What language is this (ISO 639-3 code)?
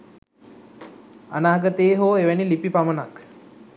sin